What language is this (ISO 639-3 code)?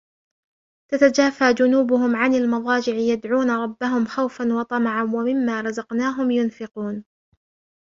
ara